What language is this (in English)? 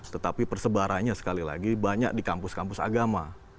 Indonesian